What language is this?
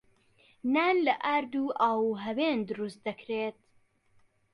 Central Kurdish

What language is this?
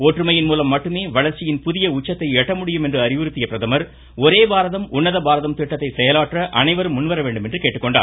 Tamil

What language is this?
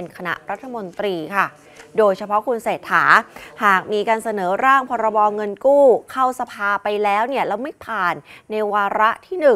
Thai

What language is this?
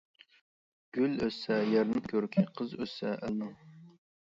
Uyghur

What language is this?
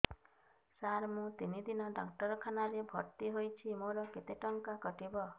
Odia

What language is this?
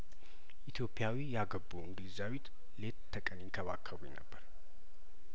Amharic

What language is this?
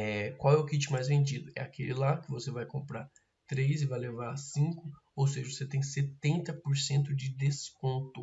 Portuguese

